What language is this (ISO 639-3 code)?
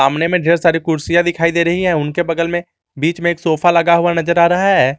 hin